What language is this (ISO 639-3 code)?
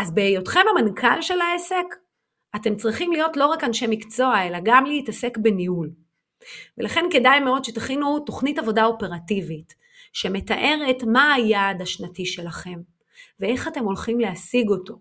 heb